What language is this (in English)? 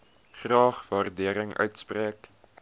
Afrikaans